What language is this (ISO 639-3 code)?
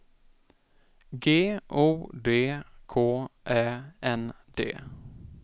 swe